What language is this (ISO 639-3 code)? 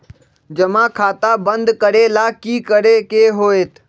mag